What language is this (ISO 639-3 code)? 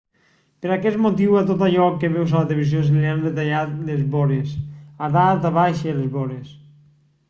cat